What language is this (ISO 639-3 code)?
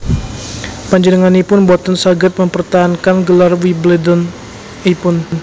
jav